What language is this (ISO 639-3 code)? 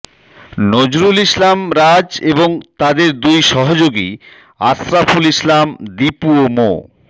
ben